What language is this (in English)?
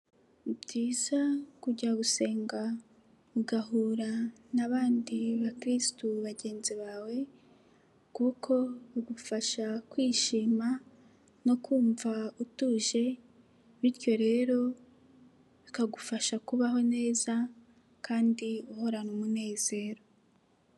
Kinyarwanda